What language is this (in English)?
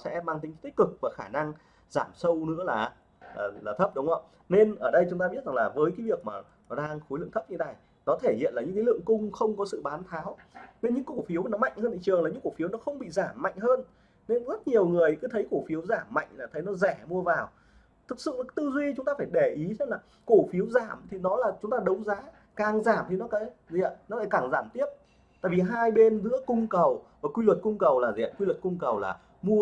Vietnamese